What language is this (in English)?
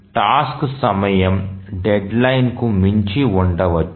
Telugu